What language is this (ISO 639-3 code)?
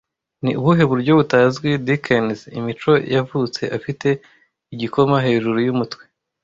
kin